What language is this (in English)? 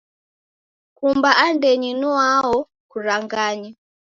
Taita